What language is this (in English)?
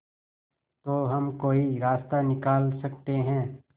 Hindi